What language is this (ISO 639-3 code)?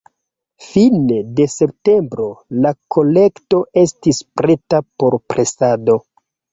epo